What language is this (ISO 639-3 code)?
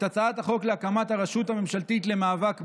heb